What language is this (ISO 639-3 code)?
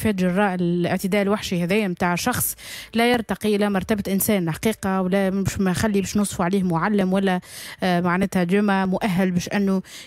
ara